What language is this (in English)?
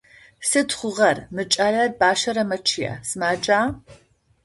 Adyghe